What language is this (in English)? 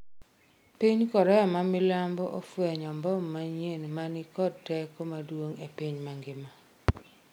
Luo (Kenya and Tanzania)